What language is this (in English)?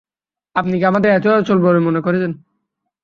Bangla